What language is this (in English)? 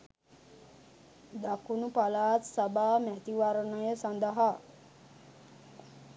Sinhala